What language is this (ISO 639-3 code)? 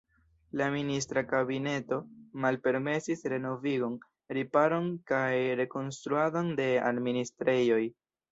epo